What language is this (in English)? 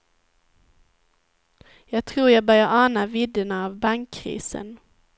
Swedish